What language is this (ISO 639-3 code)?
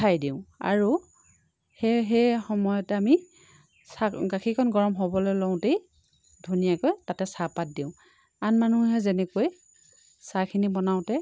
asm